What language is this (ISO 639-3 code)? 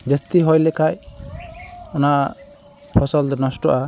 sat